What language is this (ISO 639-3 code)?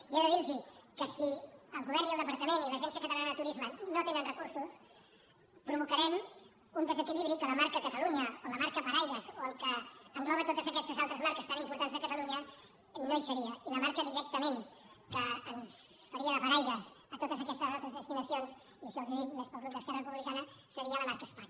cat